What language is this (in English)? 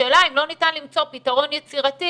Hebrew